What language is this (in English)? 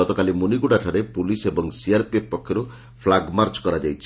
Odia